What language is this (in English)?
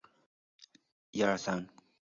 Chinese